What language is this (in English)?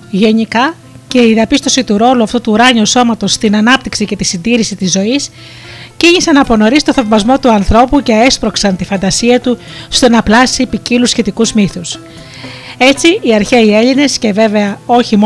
Greek